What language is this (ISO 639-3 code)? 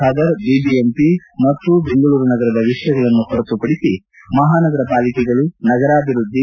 kan